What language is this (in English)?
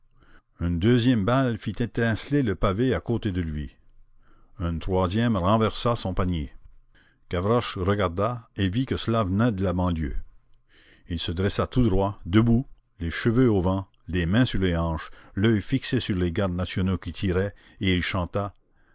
French